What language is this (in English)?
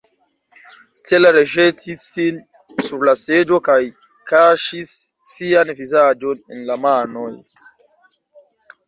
Esperanto